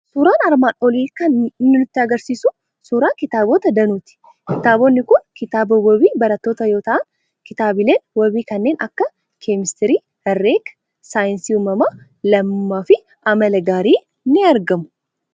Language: Oromo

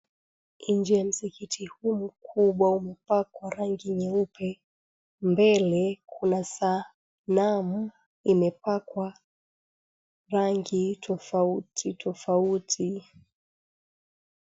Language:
Swahili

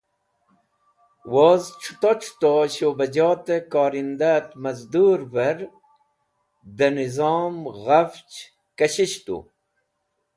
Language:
Wakhi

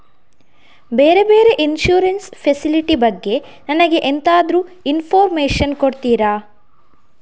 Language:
Kannada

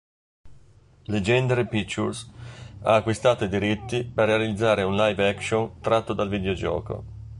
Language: Italian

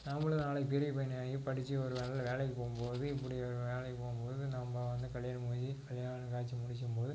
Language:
Tamil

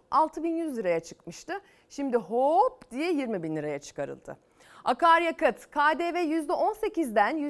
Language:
Turkish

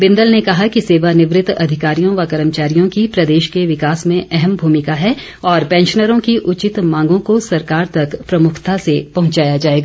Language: Hindi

